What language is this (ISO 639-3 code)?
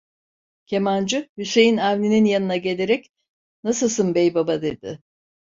tur